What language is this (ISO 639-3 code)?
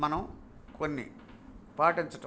tel